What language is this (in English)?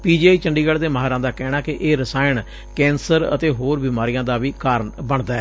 Punjabi